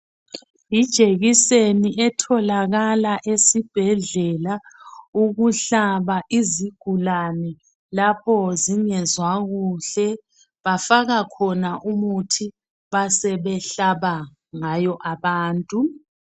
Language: North Ndebele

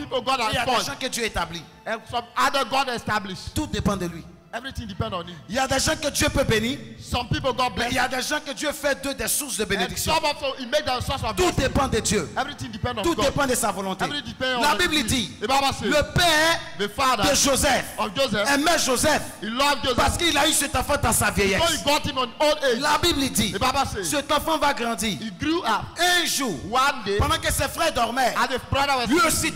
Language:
French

